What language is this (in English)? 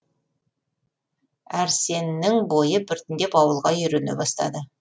Kazakh